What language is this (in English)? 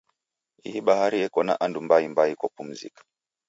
Taita